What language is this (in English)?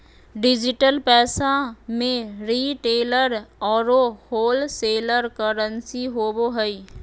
Magahi